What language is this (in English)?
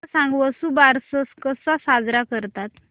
Marathi